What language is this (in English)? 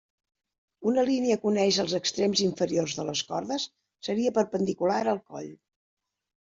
Catalan